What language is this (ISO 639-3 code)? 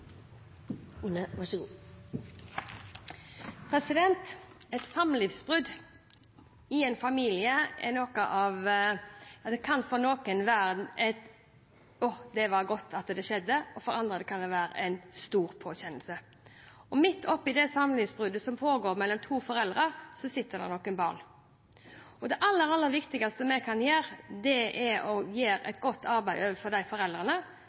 nob